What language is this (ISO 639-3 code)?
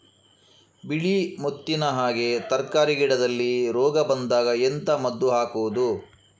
kan